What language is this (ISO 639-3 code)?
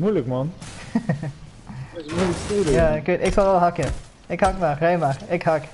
nld